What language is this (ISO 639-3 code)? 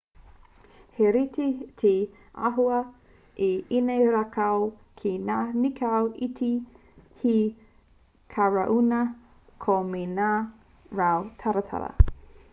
mri